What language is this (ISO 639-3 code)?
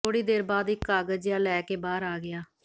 pan